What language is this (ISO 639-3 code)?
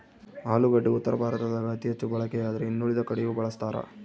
kan